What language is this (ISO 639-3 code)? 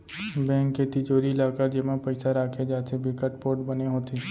hne